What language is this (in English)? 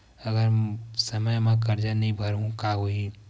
Chhattisgarhi